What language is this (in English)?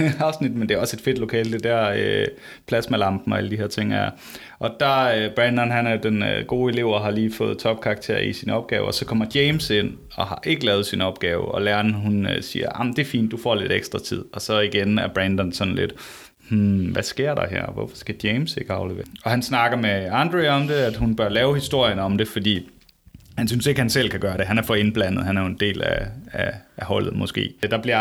Danish